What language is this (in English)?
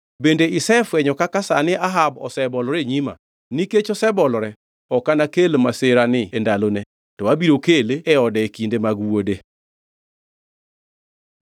Luo (Kenya and Tanzania)